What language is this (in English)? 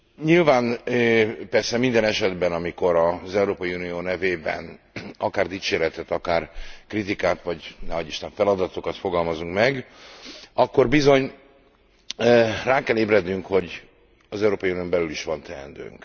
Hungarian